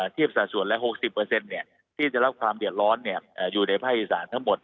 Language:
Thai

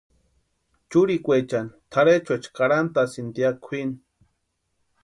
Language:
Western Highland Purepecha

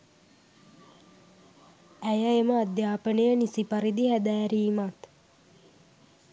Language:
Sinhala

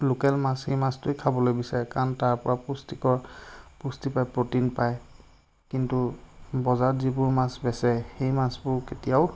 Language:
Assamese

